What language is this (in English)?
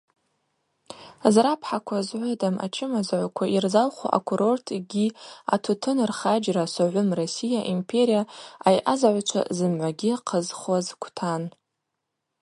Abaza